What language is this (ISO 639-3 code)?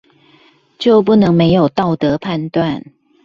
zho